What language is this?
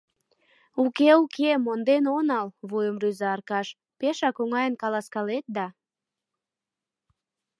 Mari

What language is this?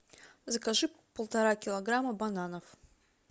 Russian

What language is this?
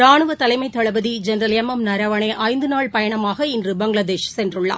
Tamil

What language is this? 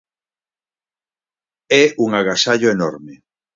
Galician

